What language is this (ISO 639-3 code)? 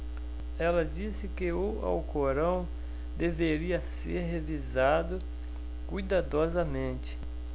por